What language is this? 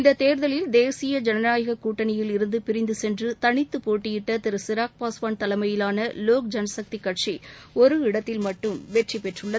Tamil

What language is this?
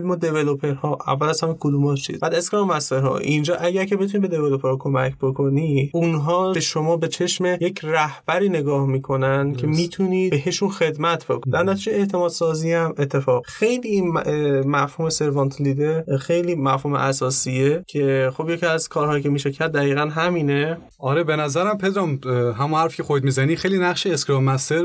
Persian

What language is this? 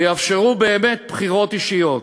Hebrew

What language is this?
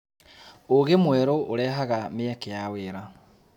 Kikuyu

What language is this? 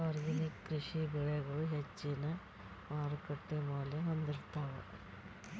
Kannada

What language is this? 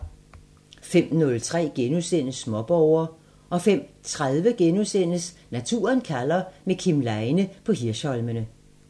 Danish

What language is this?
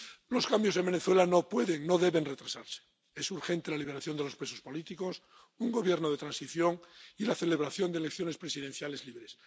Spanish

